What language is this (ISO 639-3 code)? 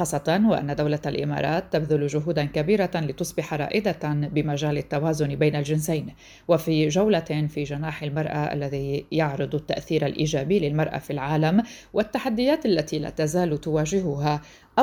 ara